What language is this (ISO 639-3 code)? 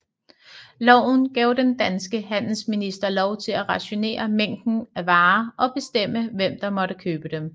dan